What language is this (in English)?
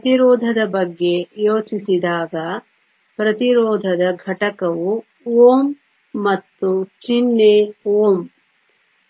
Kannada